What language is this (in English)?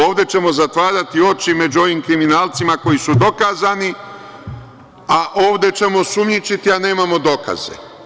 Serbian